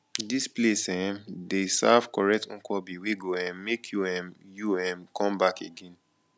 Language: Nigerian Pidgin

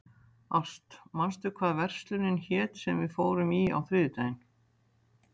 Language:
Icelandic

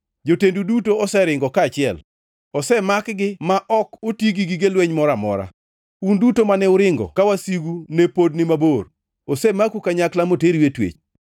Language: Luo (Kenya and Tanzania)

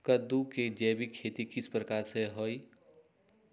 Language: Magahi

